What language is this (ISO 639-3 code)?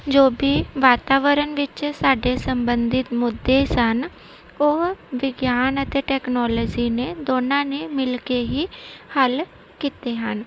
pan